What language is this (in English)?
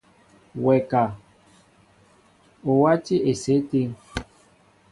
Mbo (Cameroon)